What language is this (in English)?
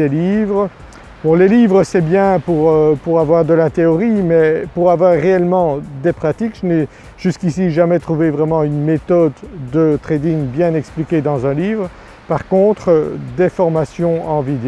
French